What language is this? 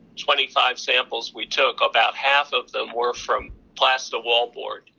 English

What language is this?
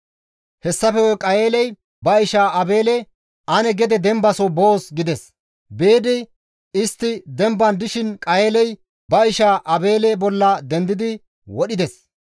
Gamo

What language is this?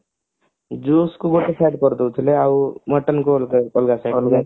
Odia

